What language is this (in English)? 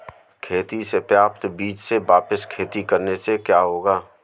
Hindi